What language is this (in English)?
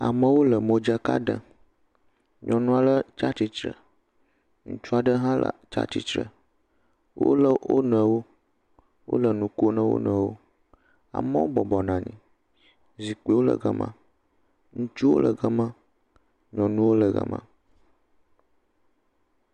Ewe